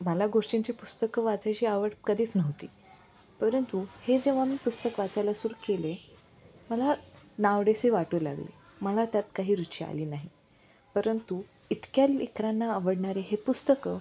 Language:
Marathi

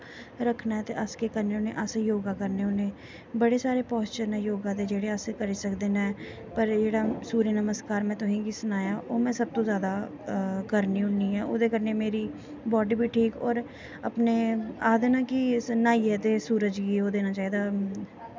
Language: Dogri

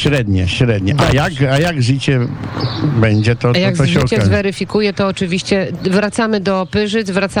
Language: Polish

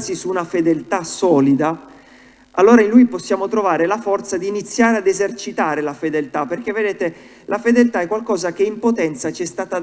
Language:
Italian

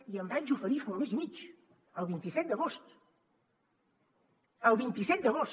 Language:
Catalan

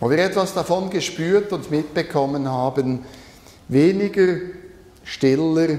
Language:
German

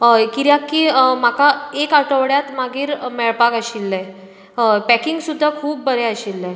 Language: Konkani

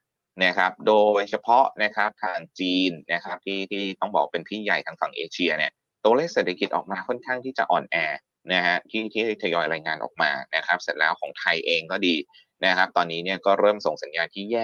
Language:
Thai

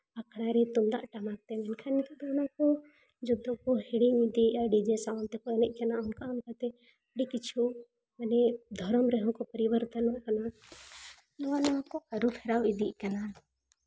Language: Santali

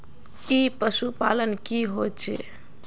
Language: Magahi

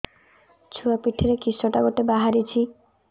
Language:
Odia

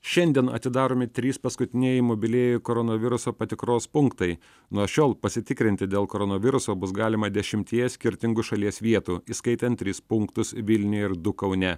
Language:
Lithuanian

